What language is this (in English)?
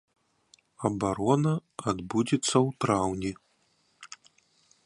Belarusian